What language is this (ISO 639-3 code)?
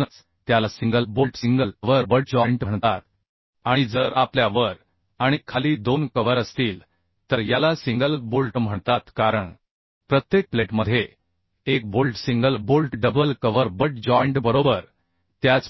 mar